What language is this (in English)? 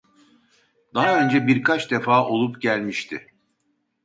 Turkish